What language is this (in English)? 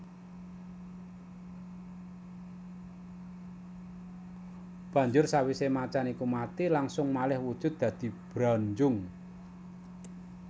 Javanese